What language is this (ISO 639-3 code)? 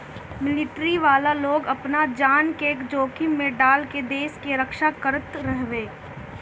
bho